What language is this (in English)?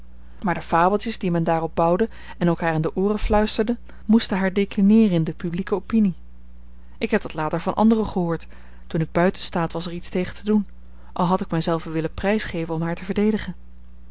Dutch